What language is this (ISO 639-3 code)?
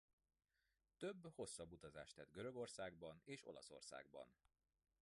hun